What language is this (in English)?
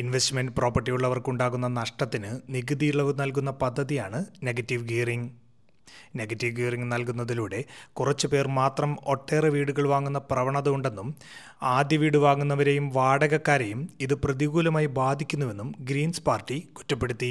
Malayalam